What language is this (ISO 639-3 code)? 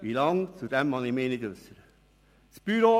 gsw